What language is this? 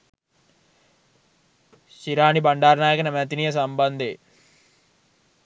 Sinhala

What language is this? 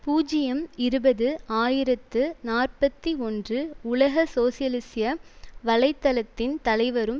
Tamil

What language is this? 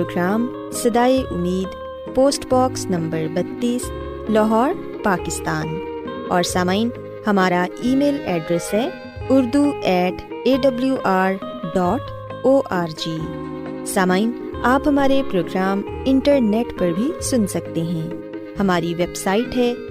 Urdu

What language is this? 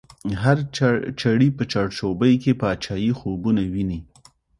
Pashto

